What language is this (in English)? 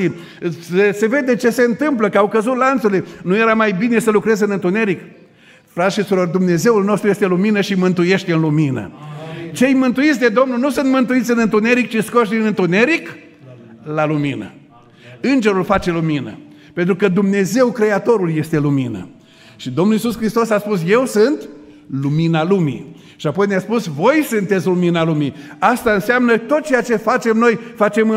Romanian